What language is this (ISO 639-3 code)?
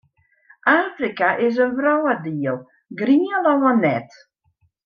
fry